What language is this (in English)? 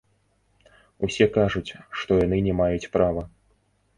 Belarusian